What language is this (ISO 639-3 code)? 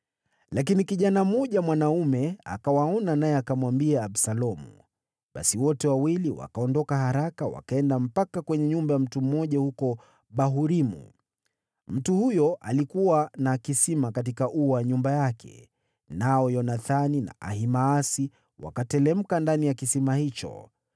swa